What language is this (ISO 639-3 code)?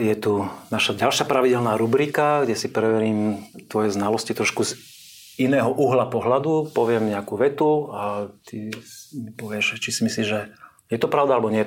slk